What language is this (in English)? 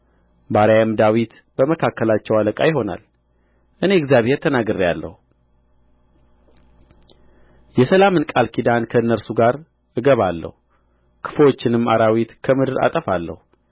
Amharic